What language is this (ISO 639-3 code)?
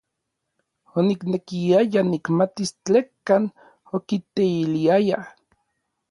nlv